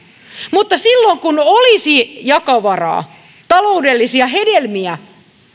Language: Finnish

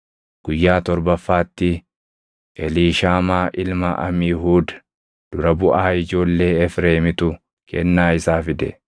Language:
Oromo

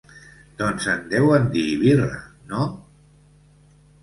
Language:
Catalan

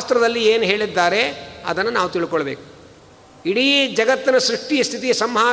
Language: Kannada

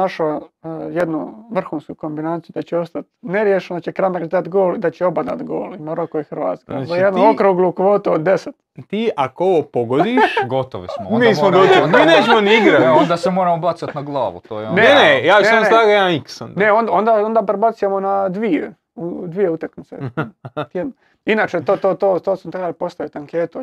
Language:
Croatian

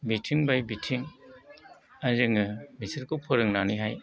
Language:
Bodo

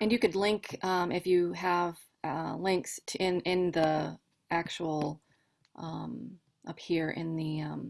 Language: English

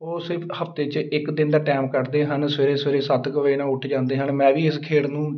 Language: Punjabi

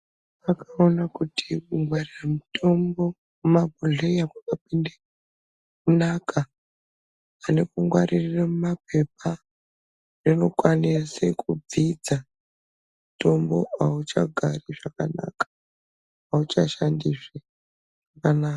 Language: Ndau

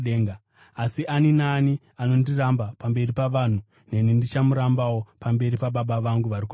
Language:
Shona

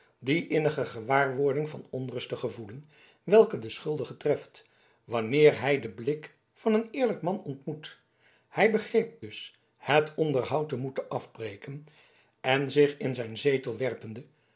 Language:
Dutch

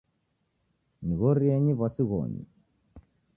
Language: Taita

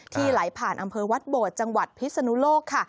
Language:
Thai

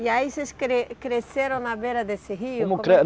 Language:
Portuguese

